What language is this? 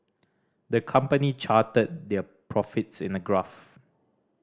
English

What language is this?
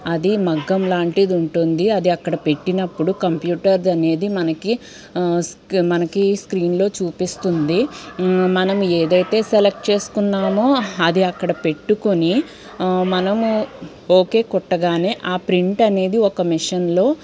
Telugu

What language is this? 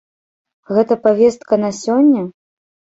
Belarusian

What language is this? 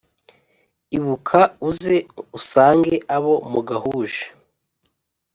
Kinyarwanda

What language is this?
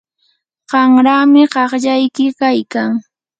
Yanahuanca Pasco Quechua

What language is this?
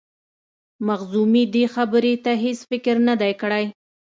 Pashto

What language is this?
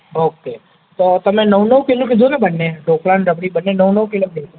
Gujarati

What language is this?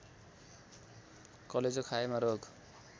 Nepali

